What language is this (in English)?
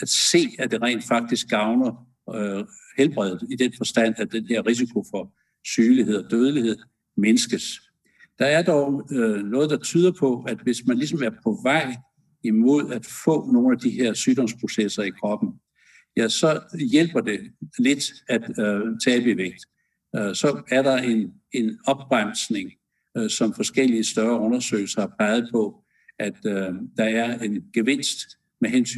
Danish